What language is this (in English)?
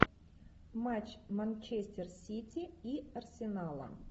Russian